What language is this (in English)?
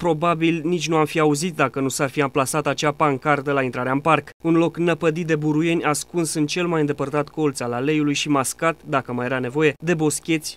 Romanian